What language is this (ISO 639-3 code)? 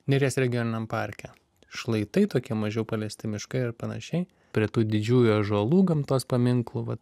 lit